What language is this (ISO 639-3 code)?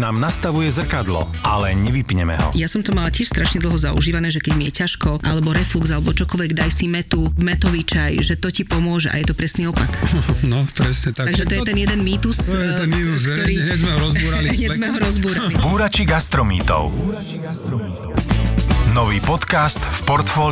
slk